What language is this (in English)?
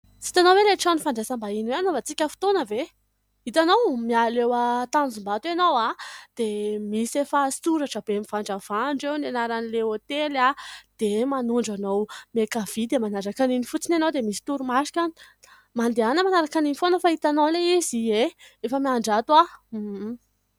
Malagasy